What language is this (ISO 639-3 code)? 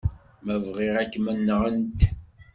kab